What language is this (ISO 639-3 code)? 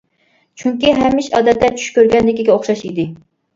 uig